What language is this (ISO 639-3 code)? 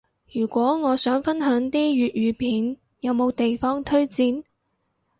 yue